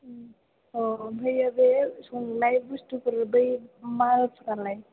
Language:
Bodo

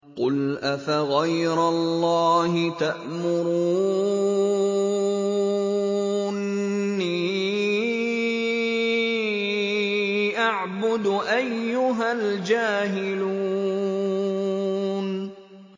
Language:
Arabic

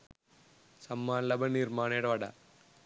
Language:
Sinhala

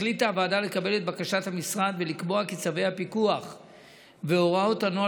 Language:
Hebrew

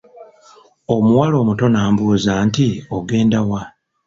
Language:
Ganda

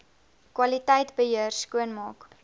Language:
Afrikaans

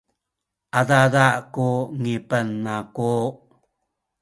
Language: Sakizaya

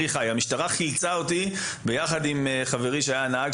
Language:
Hebrew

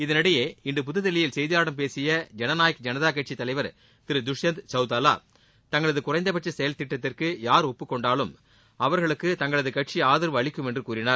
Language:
Tamil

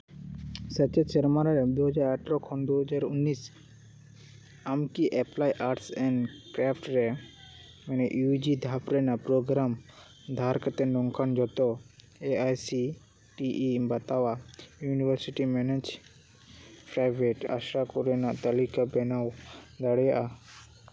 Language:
Santali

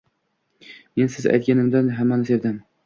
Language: Uzbek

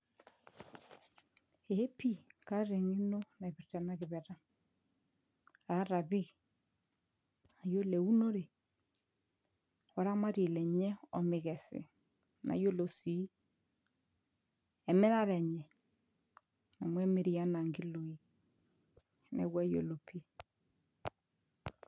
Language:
Masai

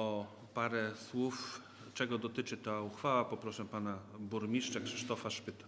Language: Polish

